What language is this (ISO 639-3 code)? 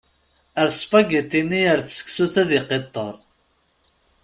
kab